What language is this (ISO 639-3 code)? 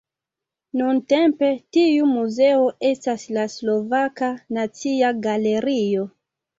epo